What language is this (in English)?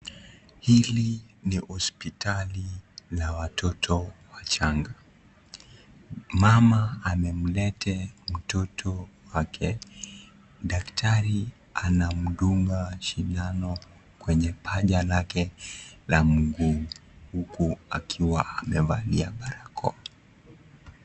Swahili